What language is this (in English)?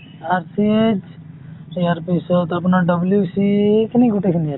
Assamese